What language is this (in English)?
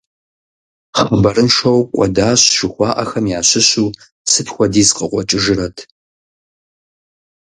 Kabardian